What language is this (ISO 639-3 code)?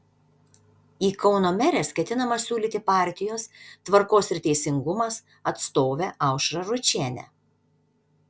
lit